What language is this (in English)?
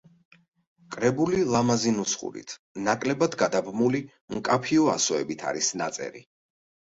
Georgian